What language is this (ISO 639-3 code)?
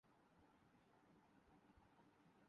urd